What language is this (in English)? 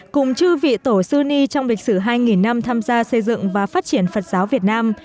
Vietnamese